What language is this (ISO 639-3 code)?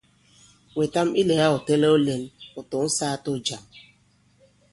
abb